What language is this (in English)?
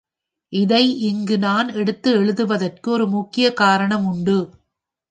Tamil